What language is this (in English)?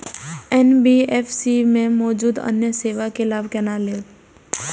Maithili